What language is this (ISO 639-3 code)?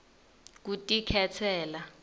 ssw